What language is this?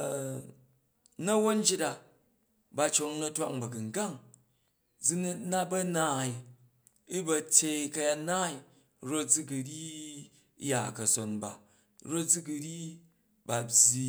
Jju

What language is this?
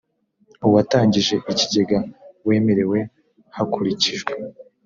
Kinyarwanda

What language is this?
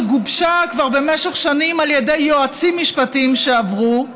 Hebrew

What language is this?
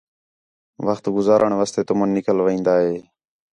Khetrani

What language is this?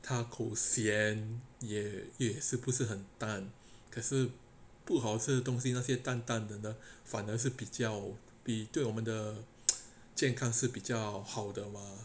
English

